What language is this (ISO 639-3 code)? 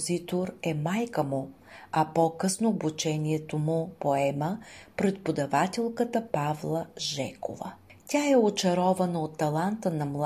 bul